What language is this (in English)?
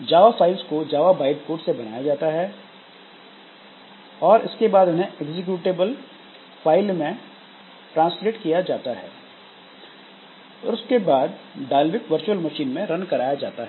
Hindi